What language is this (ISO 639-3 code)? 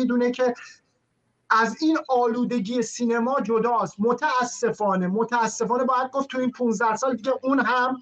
fas